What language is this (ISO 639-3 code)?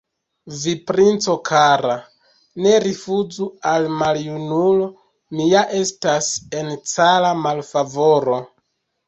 epo